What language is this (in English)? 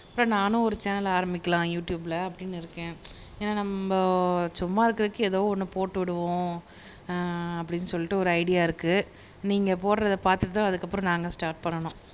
Tamil